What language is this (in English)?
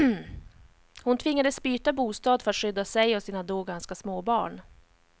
Swedish